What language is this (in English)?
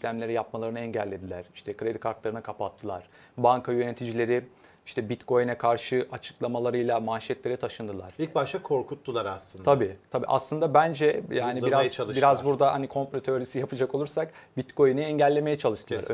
Turkish